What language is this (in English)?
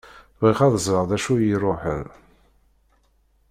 Kabyle